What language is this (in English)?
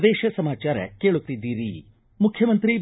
Kannada